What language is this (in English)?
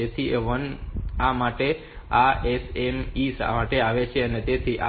Gujarati